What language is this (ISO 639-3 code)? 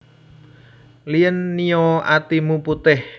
jav